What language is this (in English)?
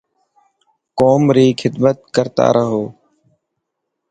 Dhatki